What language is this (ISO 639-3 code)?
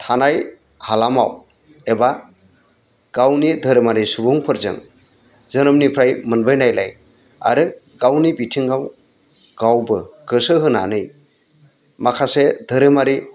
brx